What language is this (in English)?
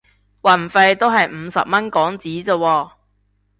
Cantonese